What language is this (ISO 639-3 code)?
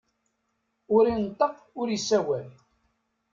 kab